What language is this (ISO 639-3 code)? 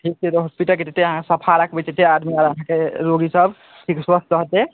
mai